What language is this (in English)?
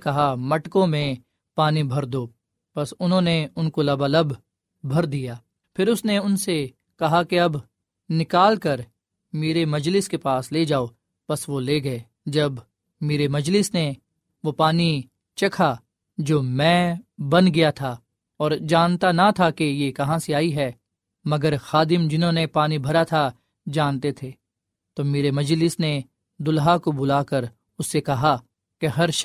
Urdu